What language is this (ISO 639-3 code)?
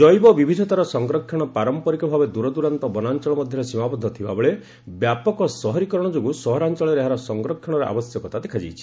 ori